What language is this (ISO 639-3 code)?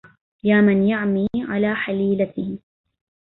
ara